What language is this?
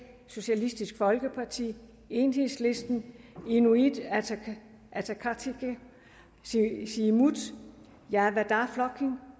Danish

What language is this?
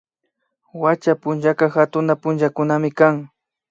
Imbabura Highland Quichua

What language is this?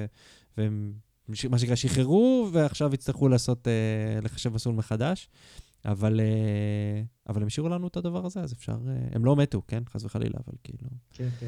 Hebrew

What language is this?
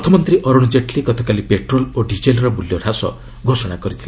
Odia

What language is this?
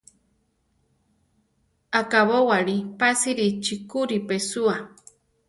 Central Tarahumara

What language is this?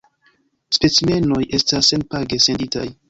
Esperanto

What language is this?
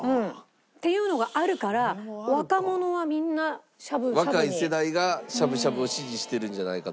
Japanese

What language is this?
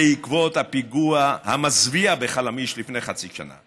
Hebrew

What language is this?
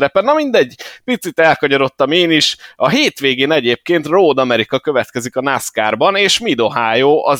Hungarian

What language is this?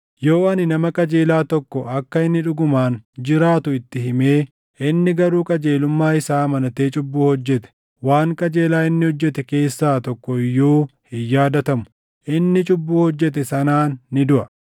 Oromo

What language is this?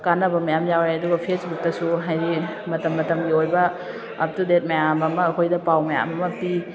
Manipuri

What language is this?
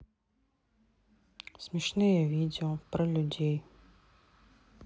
Russian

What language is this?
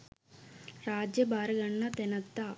Sinhala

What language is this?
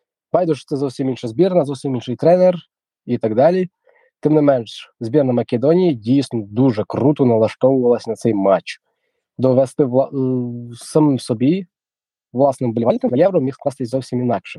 Ukrainian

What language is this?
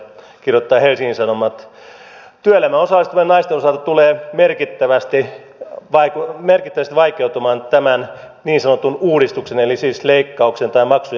Finnish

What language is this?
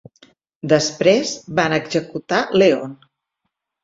Catalan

